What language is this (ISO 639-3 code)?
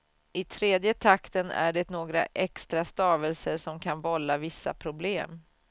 swe